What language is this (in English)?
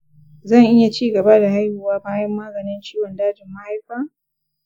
Hausa